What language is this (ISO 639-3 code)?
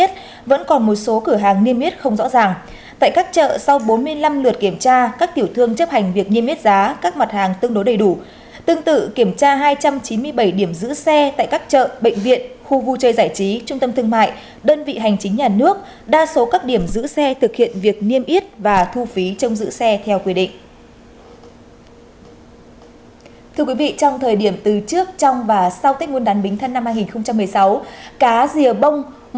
vie